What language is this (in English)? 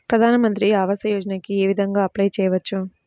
Telugu